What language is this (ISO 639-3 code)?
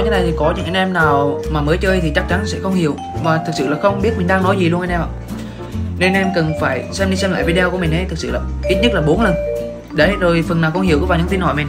vie